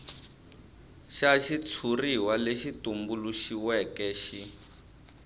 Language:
Tsonga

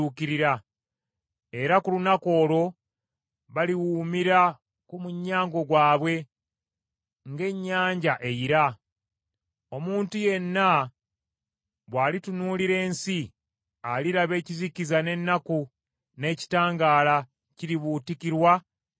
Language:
Ganda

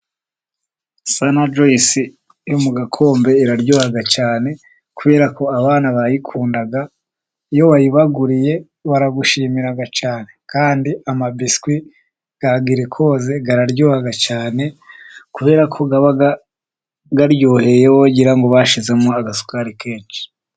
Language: Kinyarwanda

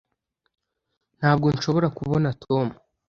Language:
Kinyarwanda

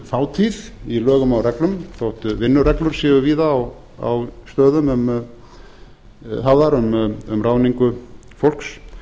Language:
Icelandic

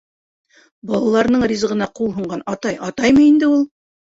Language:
Bashkir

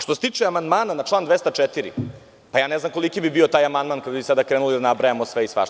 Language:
Serbian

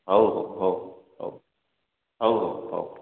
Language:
Odia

